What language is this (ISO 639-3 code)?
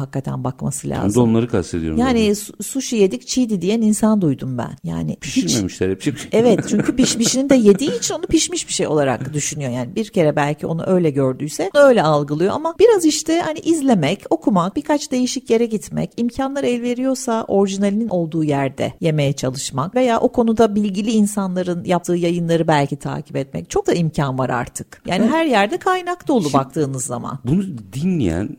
tur